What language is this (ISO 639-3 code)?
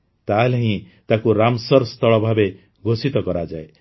ori